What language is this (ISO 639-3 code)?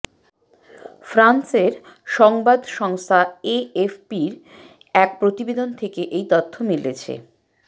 ben